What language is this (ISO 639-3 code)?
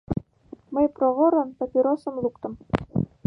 chm